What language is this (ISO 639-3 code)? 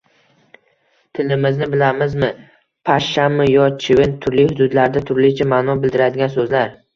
uzb